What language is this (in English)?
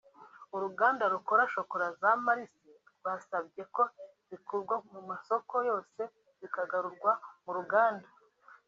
Kinyarwanda